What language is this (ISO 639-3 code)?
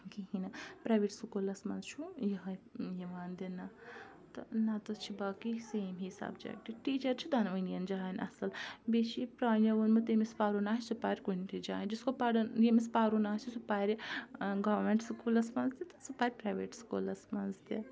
kas